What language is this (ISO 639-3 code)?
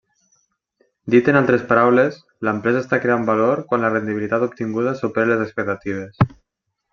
cat